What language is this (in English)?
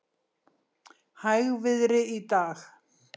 Icelandic